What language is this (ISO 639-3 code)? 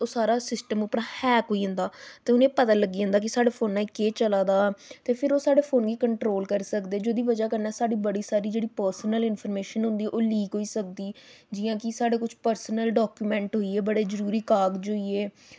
doi